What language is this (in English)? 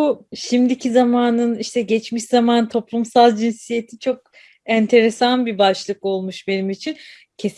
Turkish